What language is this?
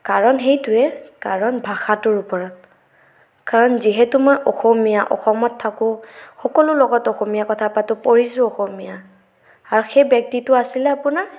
Assamese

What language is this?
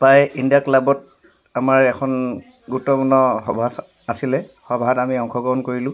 Assamese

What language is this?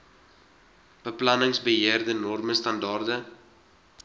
Afrikaans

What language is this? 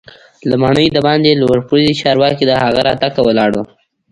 Pashto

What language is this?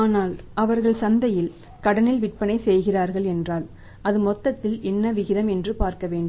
Tamil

